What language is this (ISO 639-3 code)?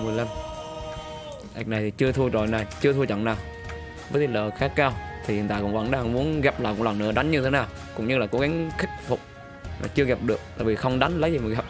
vie